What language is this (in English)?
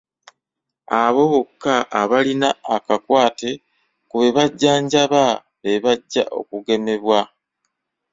Ganda